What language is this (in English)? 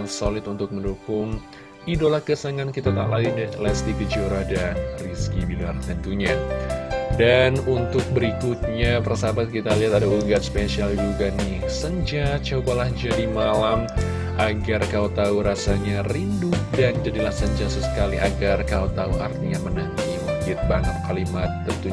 Indonesian